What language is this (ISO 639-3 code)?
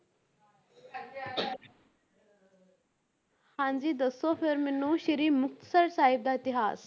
pan